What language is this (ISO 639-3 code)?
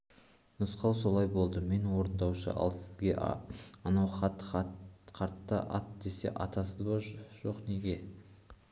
kaz